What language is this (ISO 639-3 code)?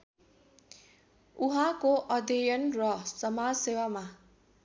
nep